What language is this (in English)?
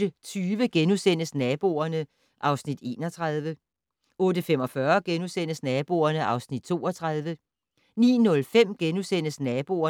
Danish